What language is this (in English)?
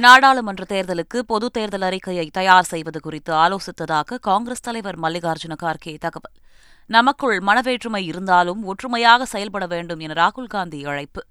Tamil